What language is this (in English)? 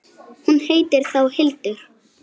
Icelandic